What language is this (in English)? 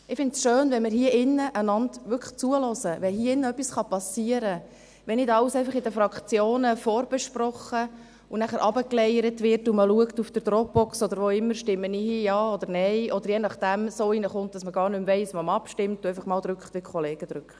Swiss German